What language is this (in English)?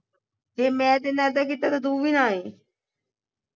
Punjabi